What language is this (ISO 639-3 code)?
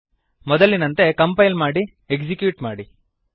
kan